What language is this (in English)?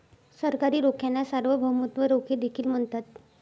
Marathi